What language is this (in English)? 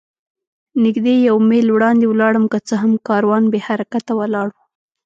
Pashto